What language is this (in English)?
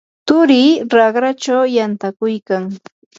Yanahuanca Pasco Quechua